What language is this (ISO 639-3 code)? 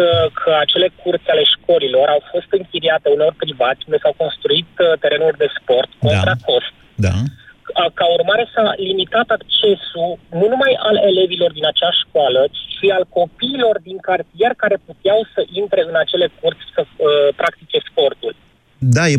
ron